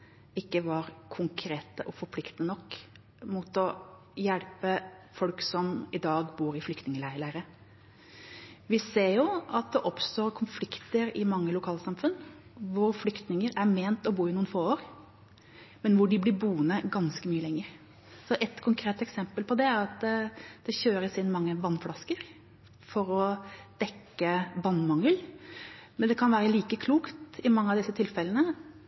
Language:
Norwegian Bokmål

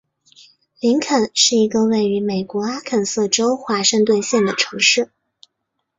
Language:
Chinese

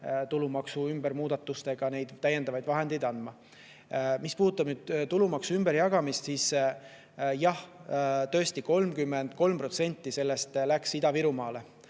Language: Estonian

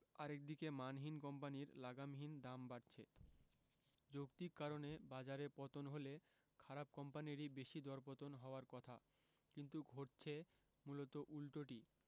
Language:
Bangla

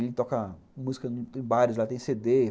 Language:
Portuguese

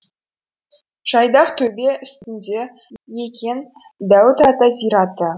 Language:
Kazakh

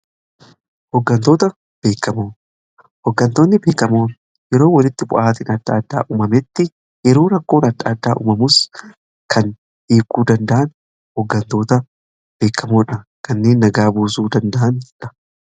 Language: Oromo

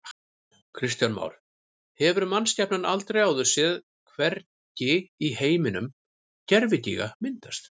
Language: Icelandic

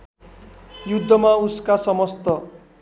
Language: Nepali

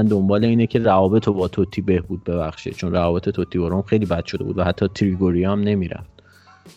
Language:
Persian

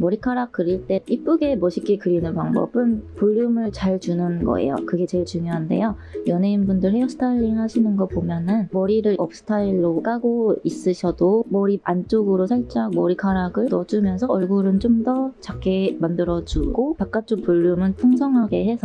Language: Korean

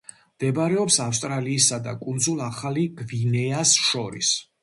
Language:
Georgian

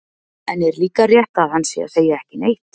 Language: Icelandic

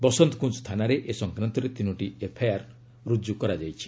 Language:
Odia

